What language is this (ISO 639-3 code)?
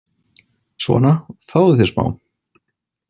isl